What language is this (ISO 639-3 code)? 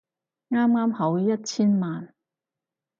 yue